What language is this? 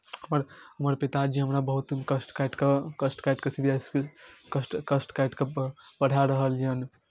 Maithili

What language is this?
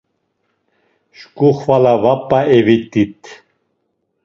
Laz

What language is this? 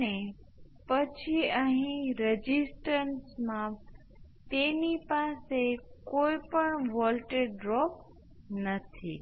Gujarati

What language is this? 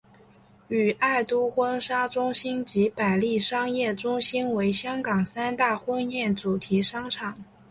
Chinese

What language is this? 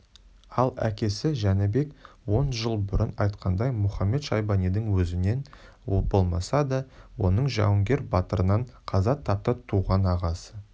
Kazakh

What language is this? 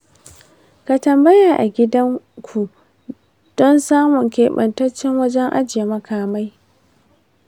Hausa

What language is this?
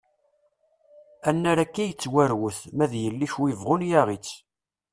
Kabyle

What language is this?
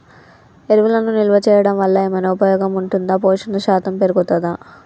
Telugu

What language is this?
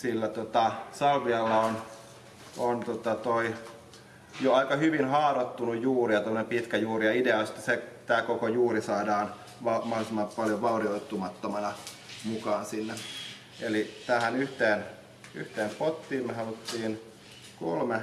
Finnish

